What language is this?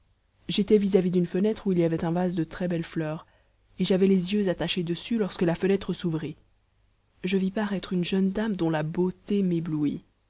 French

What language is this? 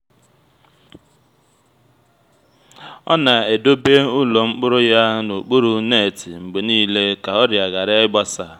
Igbo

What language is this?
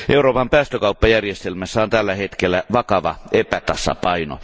Finnish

